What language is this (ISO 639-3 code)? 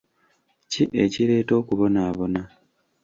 lug